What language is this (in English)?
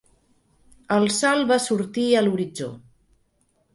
Catalan